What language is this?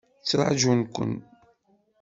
Kabyle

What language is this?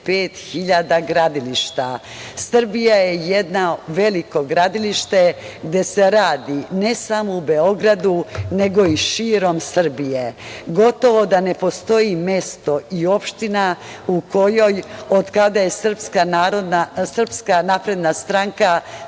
Serbian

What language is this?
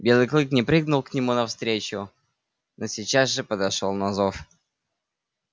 Russian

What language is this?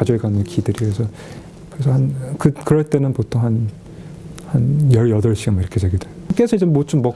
Korean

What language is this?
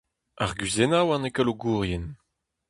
Breton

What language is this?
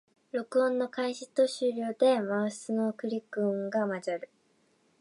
Japanese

